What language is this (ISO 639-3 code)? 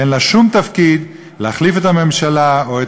heb